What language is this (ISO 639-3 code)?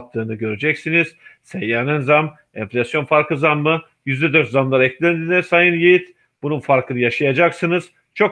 tur